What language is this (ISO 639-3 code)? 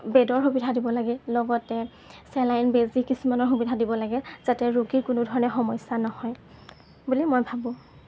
asm